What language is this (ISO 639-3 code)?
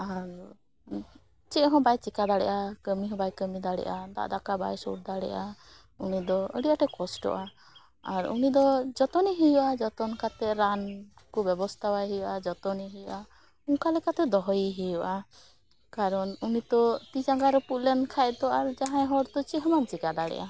sat